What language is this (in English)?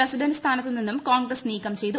Malayalam